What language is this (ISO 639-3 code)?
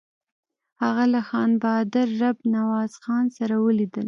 pus